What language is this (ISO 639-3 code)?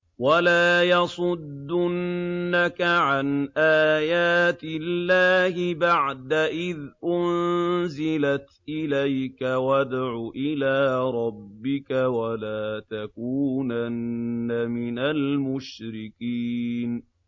ara